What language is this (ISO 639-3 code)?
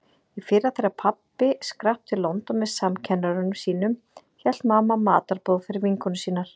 isl